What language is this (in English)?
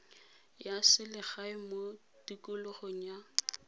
Tswana